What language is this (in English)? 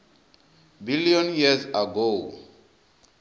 Venda